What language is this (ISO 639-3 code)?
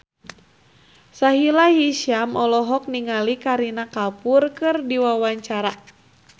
sun